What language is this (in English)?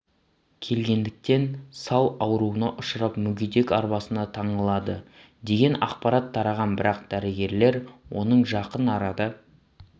Kazakh